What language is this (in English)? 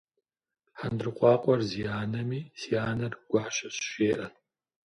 Kabardian